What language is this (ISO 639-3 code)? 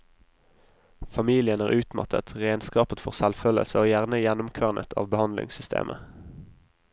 nor